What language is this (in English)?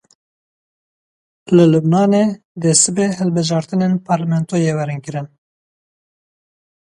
Kurdish